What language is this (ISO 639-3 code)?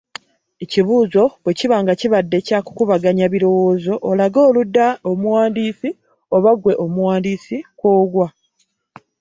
lug